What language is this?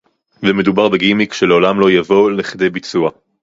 Hebrew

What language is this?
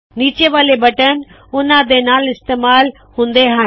Punjabi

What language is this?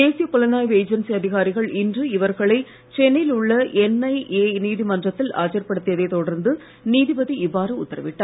Tamil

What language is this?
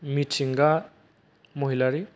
Bodo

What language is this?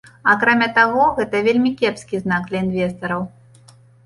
Belarusian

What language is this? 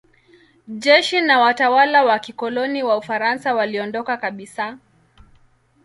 Swahili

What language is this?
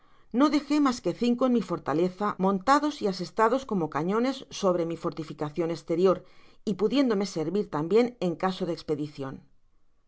Spanish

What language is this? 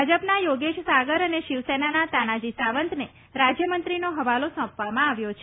Gujarati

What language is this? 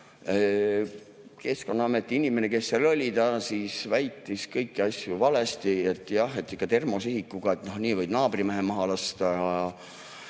Estonian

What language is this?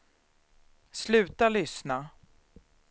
Swedish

